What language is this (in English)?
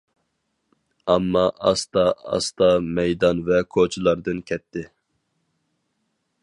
Uyghur